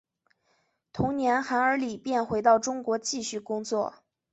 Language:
Chinese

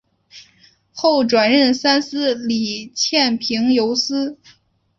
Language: Chinese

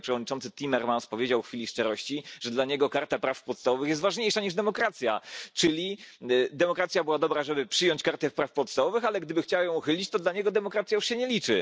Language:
Polish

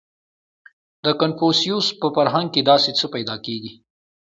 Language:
Pashto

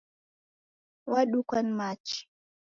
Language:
Taita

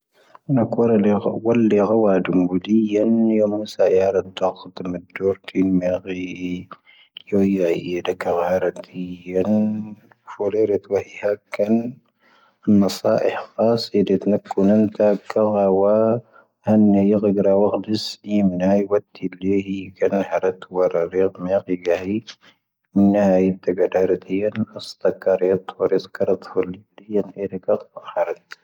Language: Tahaggart Tamahaq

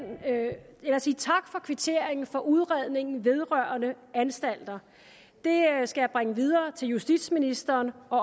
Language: Danish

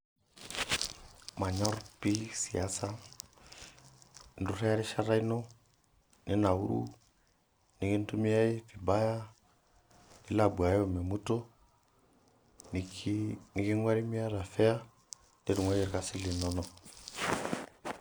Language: Masai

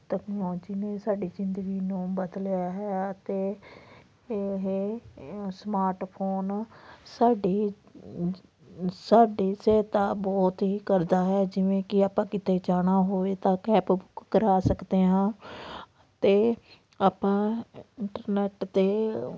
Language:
Punjabi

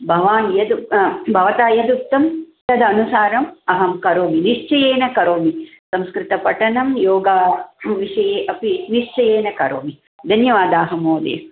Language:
Sanskrit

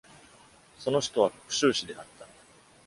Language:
Japanese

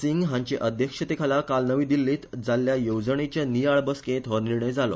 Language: Konkani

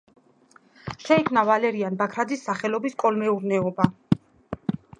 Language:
Georgian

